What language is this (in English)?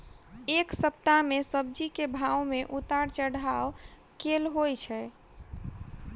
Maithili